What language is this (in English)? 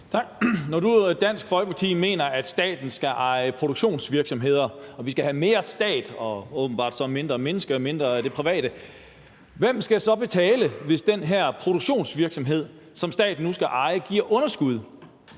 Danish